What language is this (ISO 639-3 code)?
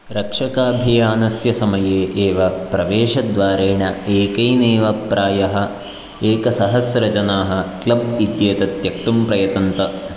san